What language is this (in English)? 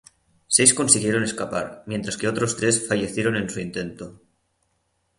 Spanish